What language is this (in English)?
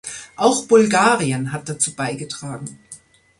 German